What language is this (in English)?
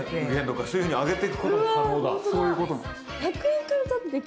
Japanese